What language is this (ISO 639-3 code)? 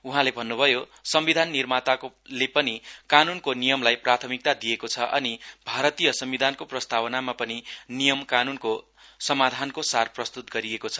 nep